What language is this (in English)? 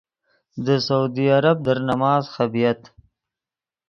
Yidgha